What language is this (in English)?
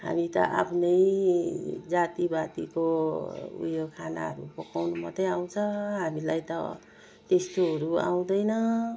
Nepali